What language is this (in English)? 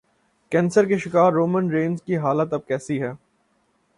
Urdu